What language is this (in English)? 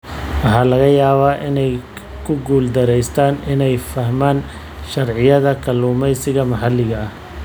Somali